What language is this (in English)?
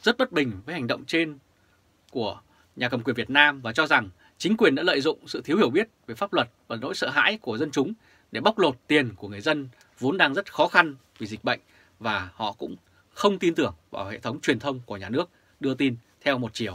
Vietnamese